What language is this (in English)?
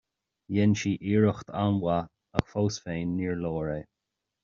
Irish